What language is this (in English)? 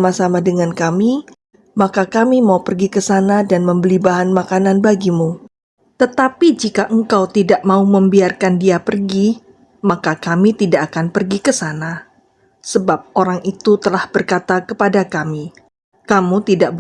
Indonesian